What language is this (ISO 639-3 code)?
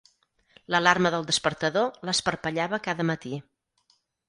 cat